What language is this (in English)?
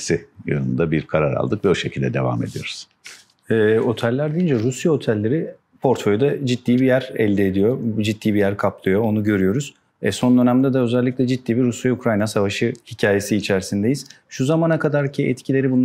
Turkish